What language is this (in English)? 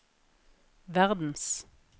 Norwegian